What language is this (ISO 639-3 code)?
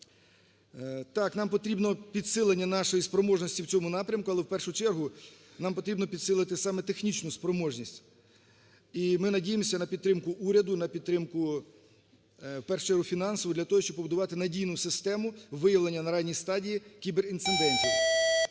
ukr